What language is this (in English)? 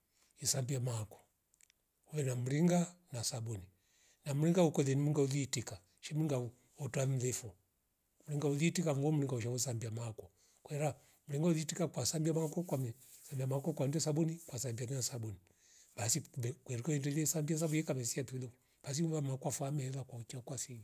Rombo